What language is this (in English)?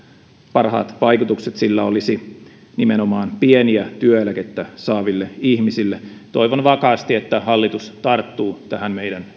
Finnish